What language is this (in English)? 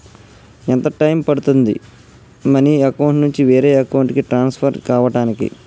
Telugu